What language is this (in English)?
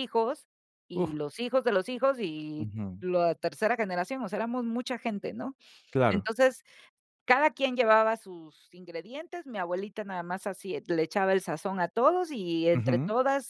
Spanish